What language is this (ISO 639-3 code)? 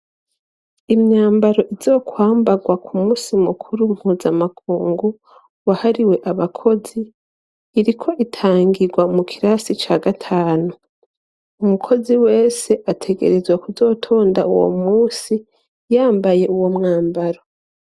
run